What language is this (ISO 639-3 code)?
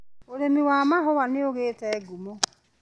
kik